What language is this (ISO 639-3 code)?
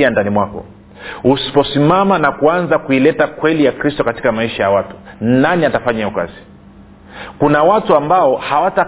swa